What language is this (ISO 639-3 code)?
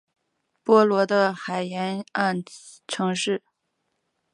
zho